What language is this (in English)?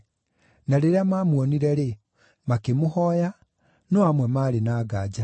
Kikuyu